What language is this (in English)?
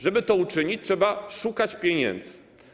Polish